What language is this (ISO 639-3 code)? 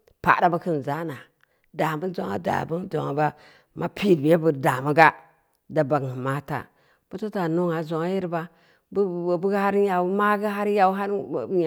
ndi